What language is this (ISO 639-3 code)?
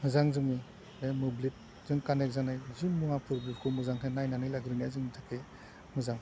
brx